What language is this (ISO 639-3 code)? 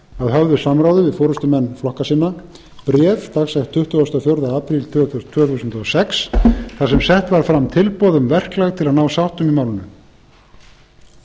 isl